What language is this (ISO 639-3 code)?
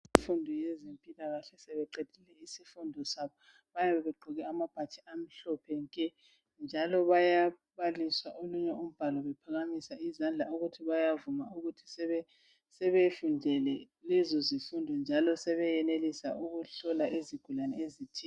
nde